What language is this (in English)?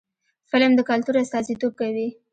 Pashto